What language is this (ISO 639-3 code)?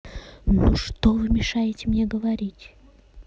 rus